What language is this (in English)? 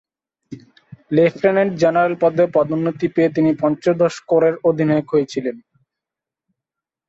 Bangla